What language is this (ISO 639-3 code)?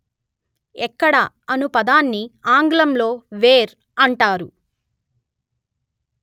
tel